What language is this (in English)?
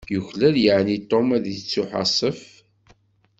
Kabyle